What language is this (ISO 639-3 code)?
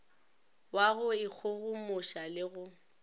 nso